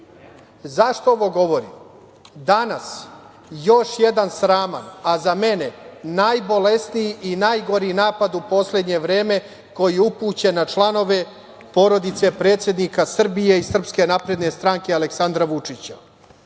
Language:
Serbian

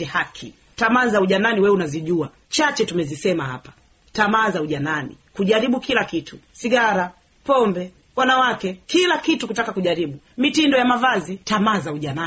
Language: Swahili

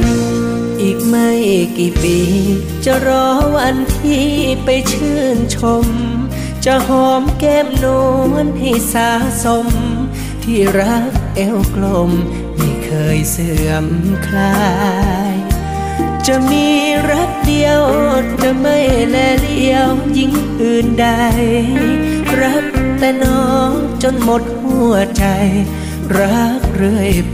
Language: Thai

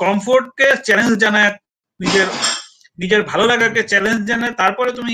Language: Bangla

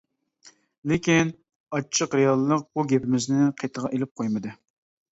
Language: Uyghur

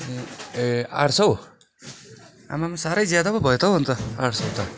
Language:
Nepali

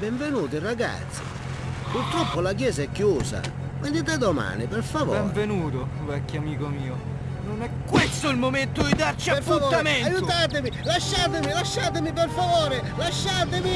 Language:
Russian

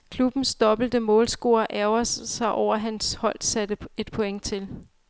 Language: Danish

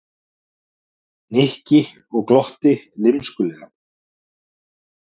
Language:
Icelandic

